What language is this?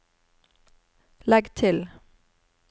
Norwegian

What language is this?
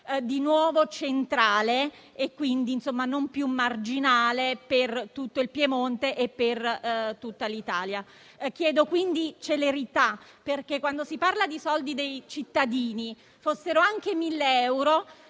Italian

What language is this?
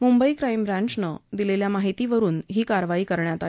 Marathi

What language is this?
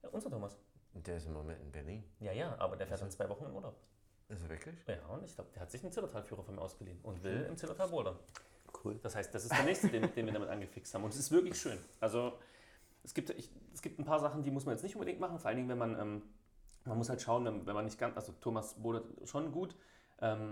German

